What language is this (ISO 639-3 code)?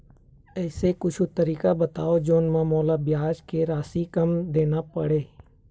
hne